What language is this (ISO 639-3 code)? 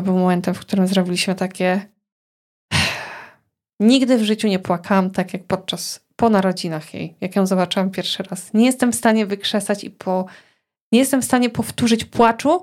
pol